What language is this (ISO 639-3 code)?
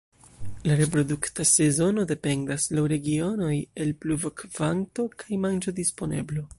epo